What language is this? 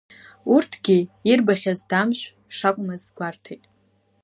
Abkhazian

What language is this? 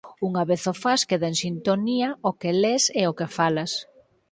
Galician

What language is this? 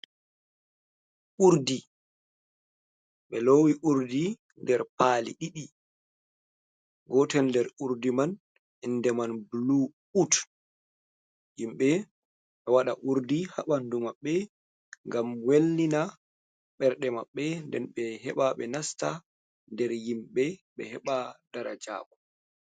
Fula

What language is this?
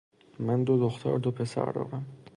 Persian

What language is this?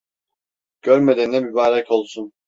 Turkish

